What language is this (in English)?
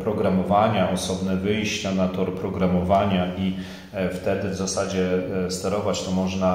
Polish